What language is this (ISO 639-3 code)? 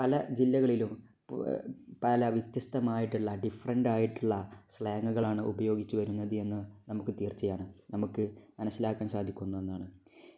mal